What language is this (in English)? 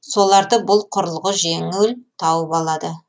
Kazakh